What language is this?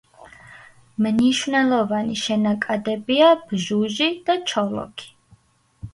Georgian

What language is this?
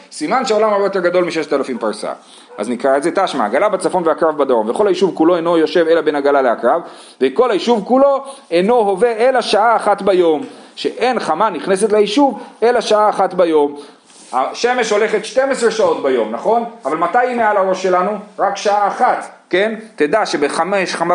Hebrew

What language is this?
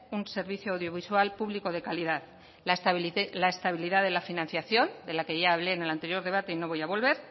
Spanish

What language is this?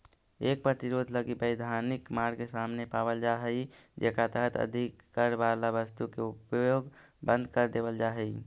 Magahi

